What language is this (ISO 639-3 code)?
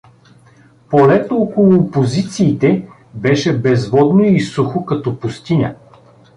bul